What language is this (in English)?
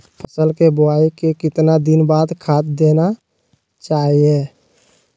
Magahi